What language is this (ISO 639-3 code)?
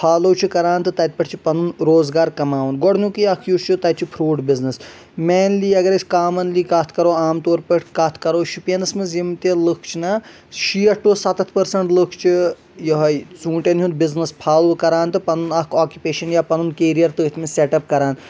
kas